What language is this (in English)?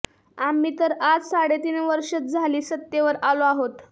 Marathi